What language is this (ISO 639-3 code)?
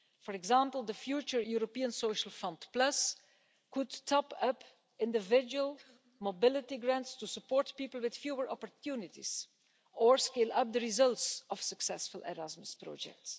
eng